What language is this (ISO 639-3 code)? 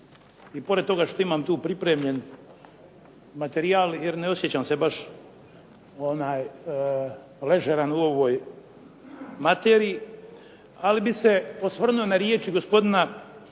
hrv